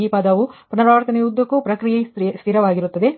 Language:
Kannada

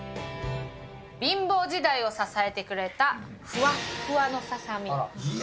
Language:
Japanese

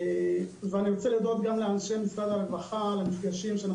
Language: Hebrew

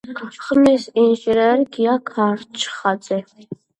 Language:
Georgian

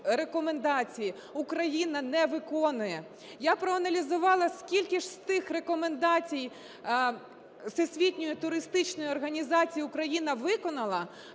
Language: Ukrainian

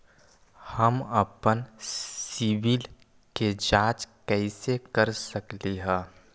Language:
Magahi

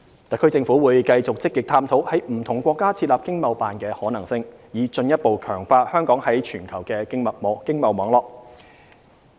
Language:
Cantonese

